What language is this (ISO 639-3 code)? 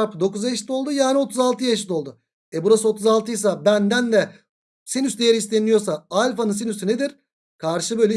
tur